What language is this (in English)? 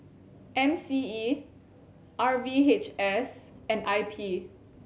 English